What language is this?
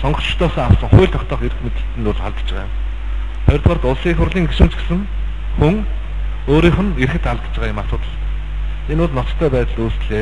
Turkish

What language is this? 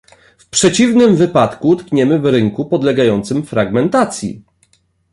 Polish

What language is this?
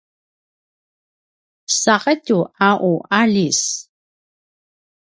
Paiwan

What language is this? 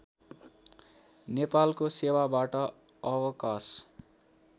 Nepali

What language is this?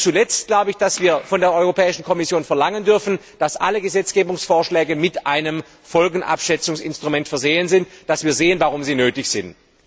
German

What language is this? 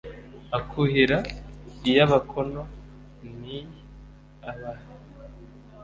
Kinyarwanda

